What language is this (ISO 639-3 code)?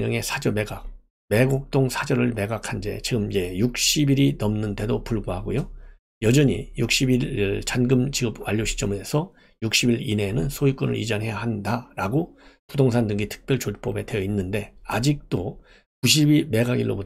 kor